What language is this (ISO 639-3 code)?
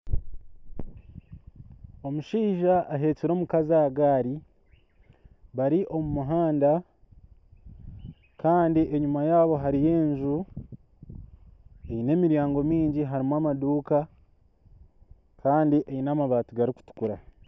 nyn